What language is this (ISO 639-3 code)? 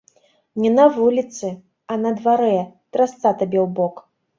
bel